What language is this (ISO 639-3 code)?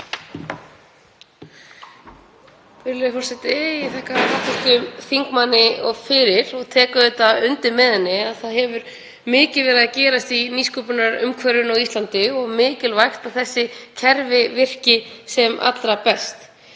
isl